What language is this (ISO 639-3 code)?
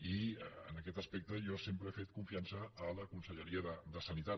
cat